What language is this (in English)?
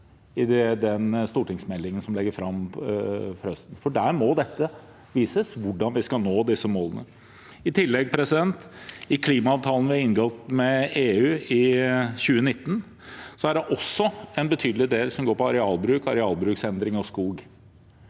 Norwegian